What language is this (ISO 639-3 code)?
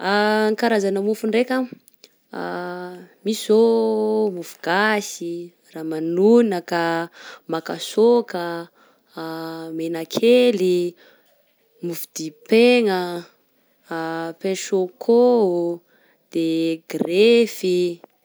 bzc